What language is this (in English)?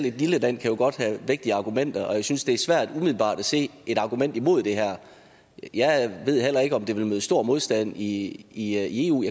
Danish